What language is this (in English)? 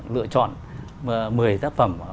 Vietnamese